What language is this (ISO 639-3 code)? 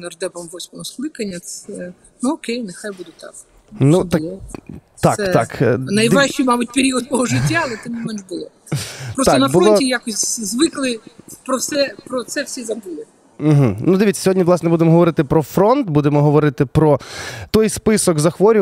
ukr